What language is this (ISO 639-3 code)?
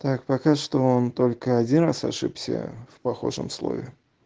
rus